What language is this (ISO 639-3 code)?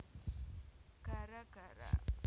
jav